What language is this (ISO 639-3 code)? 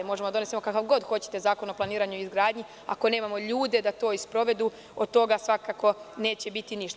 srp